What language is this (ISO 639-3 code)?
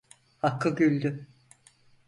tur